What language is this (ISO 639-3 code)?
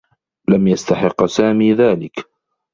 ara